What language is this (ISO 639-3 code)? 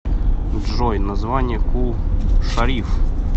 rus